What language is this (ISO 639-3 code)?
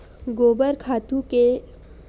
hne